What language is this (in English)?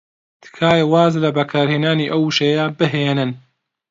Central Kurdish